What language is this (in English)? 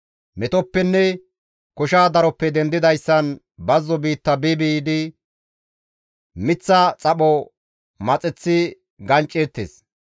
Gamo